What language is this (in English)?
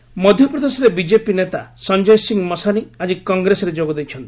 Odia